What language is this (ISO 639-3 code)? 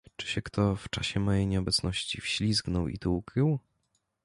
pol